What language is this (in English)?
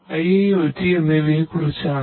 Malayalam